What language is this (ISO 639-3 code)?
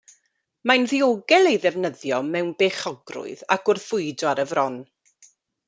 cym